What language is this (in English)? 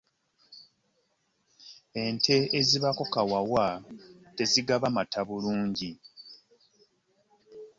Ganda